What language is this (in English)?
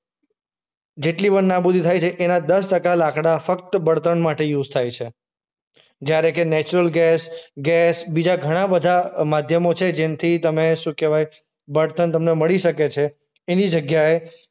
Gujarati